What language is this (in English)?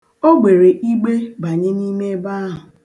Igbo